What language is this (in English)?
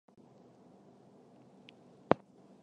Chinese